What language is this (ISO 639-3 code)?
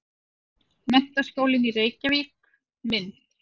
isl